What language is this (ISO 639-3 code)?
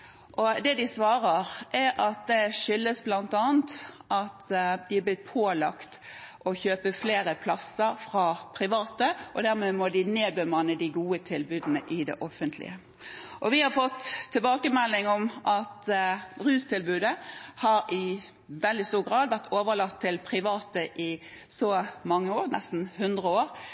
nob